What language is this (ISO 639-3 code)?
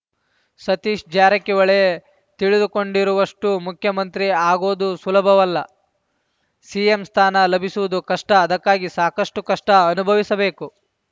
kan